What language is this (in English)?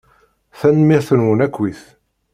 Kabyle